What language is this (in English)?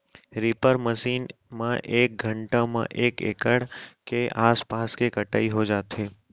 Chhattisgarhi